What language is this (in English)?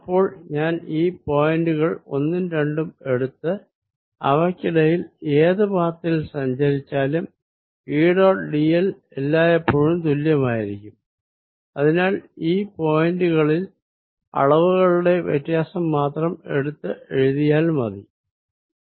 Malayalam